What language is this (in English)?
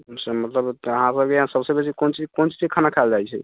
Maithili